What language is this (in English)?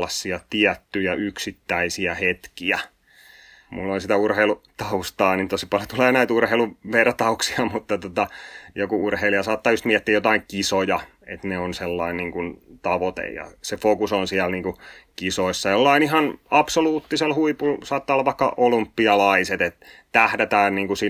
Finnish